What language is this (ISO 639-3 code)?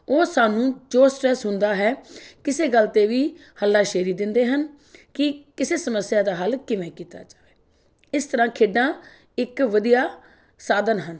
pan